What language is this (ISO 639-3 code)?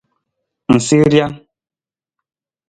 nmz